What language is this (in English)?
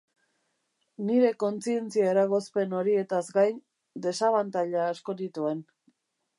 Basque